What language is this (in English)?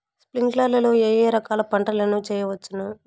Telugu